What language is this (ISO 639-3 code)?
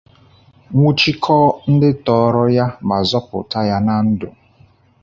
ibo